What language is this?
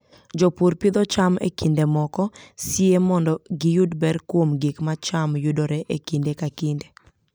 Luo (Kenya and Tanzania)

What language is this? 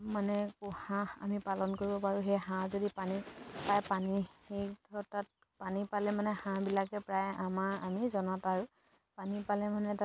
Assamese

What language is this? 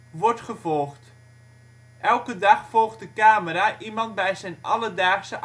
Dutch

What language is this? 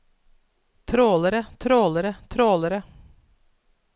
Norwegian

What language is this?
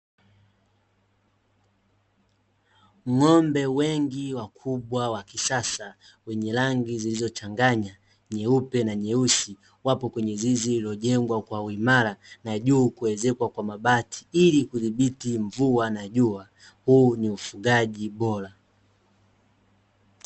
Swahili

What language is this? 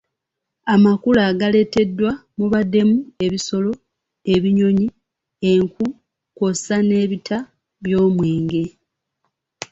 Ganda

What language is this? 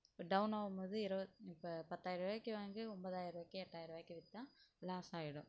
Tamil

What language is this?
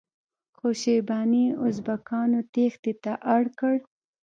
Pashto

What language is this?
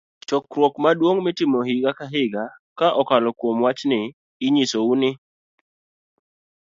Luo (Kenya and Tanzania)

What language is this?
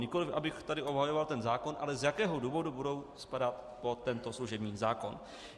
Czech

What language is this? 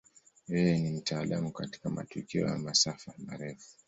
Swahili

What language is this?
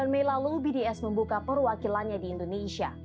Indonesian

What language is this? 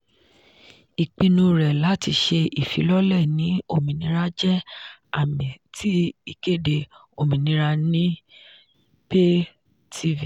Yoruba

